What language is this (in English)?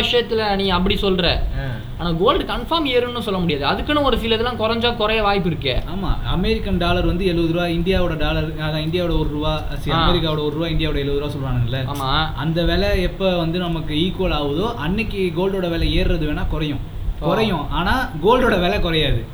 Tamil